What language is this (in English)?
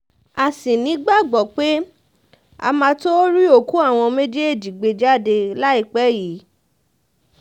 Yoruba